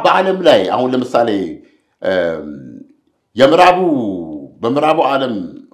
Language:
Arabic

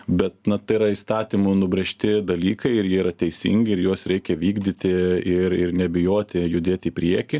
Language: Lithuanian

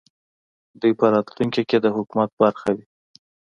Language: Pashto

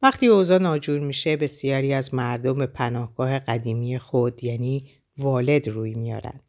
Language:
Persian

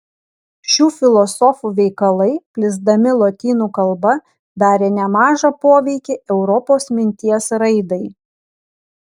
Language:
Lithuanian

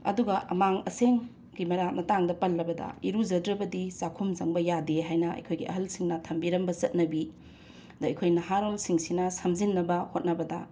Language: Manipuri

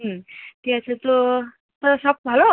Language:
Bangla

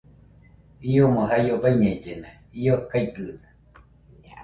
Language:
Nüpode Huitoto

